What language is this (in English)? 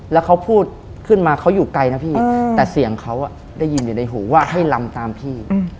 Thai